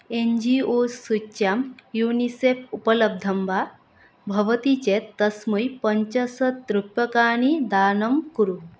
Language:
Sanskrit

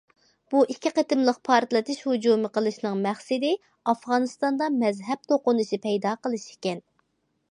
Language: Uyghur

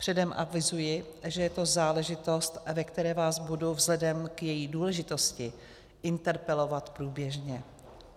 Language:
Czech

